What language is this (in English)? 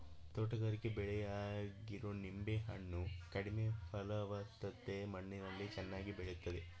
Kannada